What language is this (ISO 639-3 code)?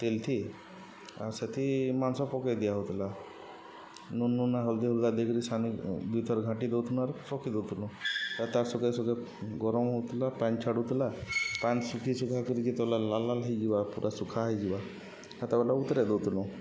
ori